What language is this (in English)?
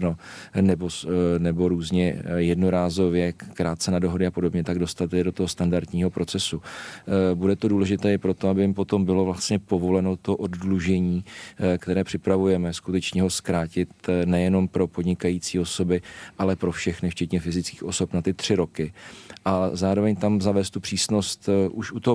Czech